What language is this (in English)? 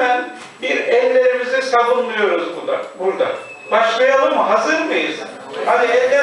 Turkish